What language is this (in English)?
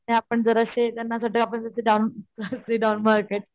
Marathi